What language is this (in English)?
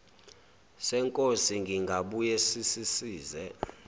Zulu